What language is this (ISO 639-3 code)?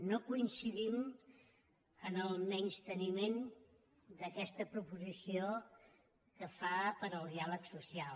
cat